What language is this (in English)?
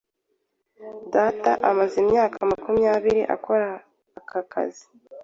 Kinyarwanda